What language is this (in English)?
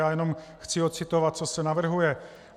Czech